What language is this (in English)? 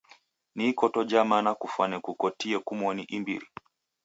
Taita